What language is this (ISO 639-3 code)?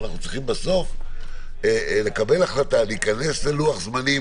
heb